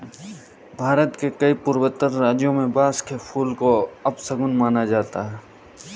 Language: Hindi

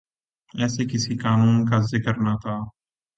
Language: Urdu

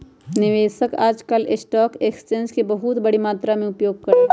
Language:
Magahi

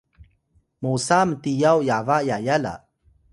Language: Atayal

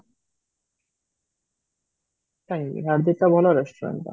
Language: Odia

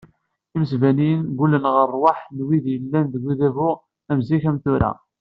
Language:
Kabyle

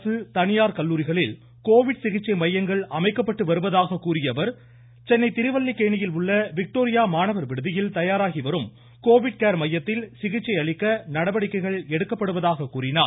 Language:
Tamil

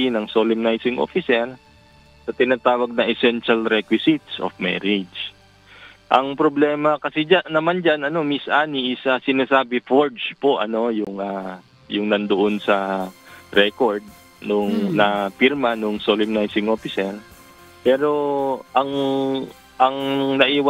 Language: Filipino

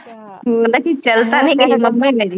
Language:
Punjabi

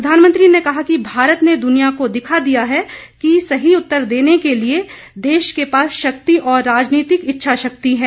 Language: Hindi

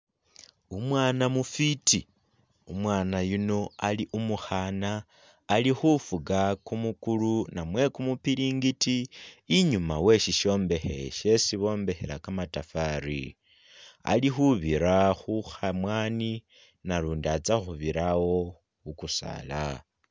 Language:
Masaaba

